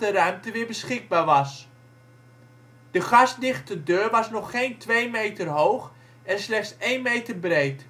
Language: Dutch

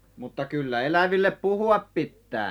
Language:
Finnish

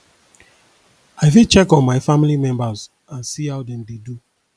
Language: Nigerian Pidgin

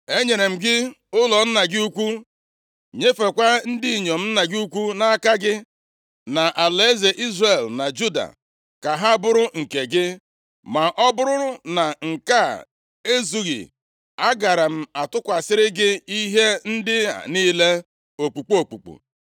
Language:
Igbo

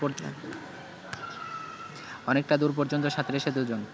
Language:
Bangla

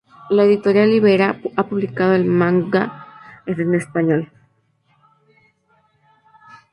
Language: Spanish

